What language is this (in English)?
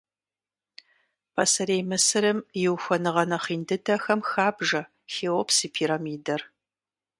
Kabardian